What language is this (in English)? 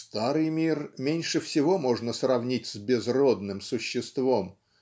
Russian